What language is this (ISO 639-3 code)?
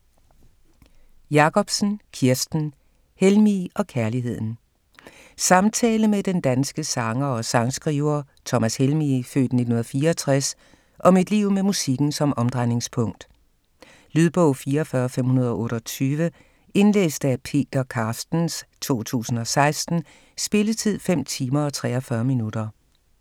dan